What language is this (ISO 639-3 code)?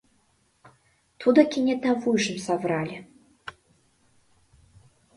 chm